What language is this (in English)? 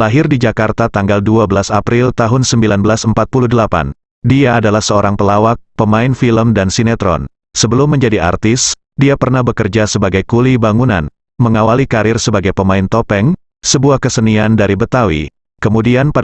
Indonesian